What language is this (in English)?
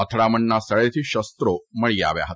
Gujarati